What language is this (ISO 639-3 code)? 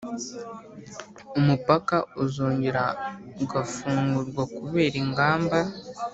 kin